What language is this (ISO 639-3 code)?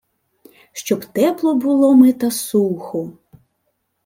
ukr